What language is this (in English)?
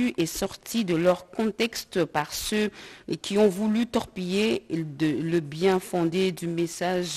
French